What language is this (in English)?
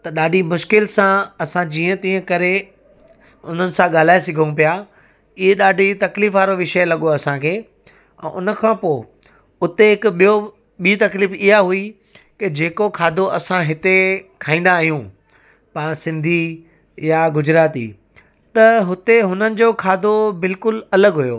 Sindhi